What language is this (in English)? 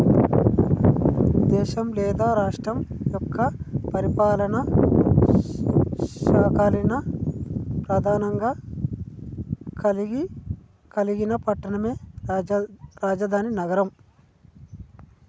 Telugu